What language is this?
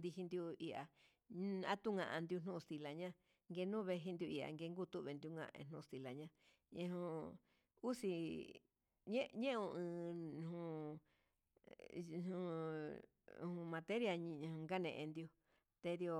Huitepec Mixtec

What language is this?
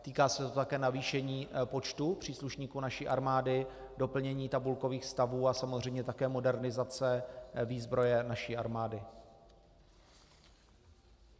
Czech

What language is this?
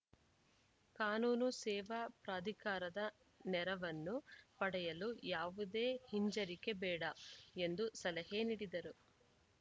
Kannada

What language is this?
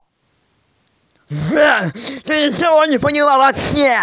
Russian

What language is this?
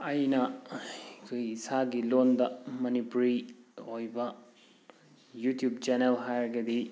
Manipuri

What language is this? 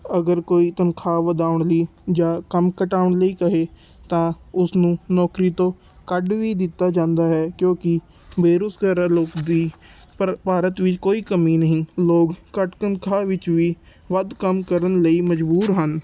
Punjabi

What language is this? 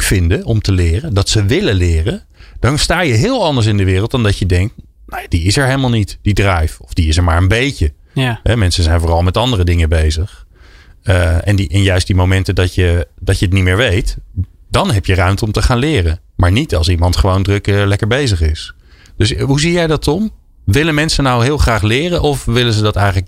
Dutch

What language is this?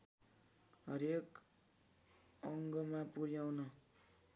Nepali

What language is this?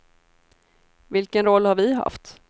Swedish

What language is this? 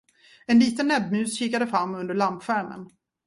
Swedish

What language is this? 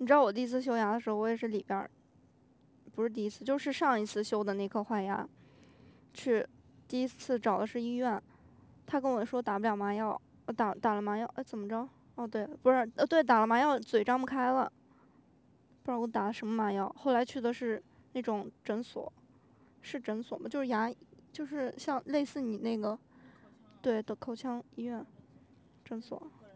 Chinese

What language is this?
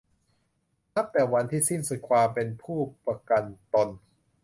Thai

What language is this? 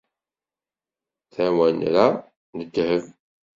Kabyle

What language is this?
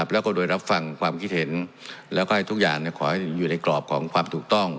Thai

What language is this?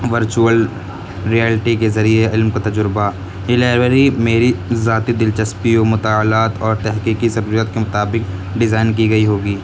Urdu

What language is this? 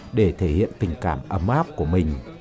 Vietnamese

